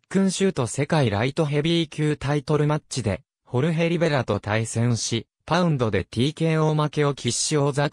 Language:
Japanese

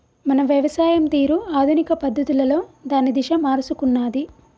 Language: Telugu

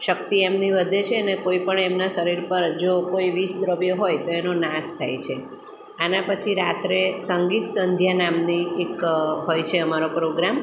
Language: Gujarati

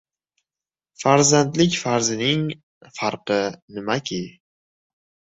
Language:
Uzbek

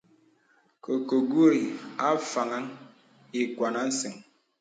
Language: Bebele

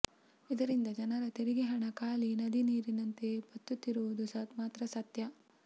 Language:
Kannada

